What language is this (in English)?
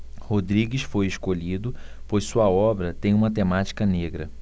Portuguese